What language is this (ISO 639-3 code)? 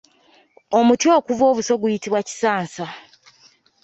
lug